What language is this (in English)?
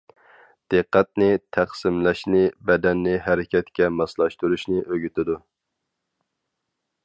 Uyghur